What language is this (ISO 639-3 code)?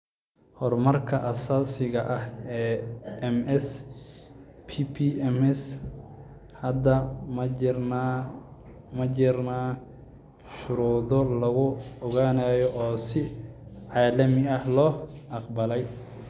som